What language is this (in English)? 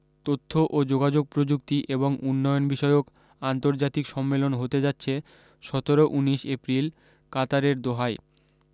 Bangla